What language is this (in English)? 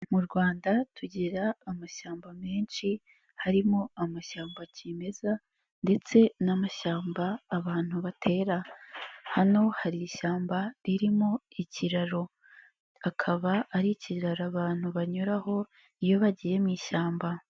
Kinyarwanda